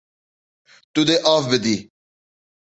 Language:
Kurdish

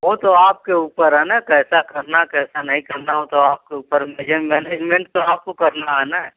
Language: Hindi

